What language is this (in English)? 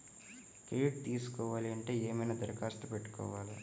Telugu